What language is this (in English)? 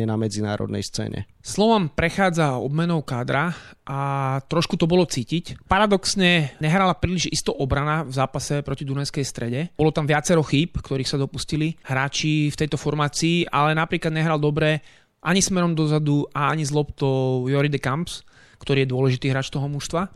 Slovak